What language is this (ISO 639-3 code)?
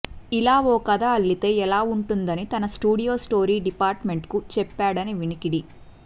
tel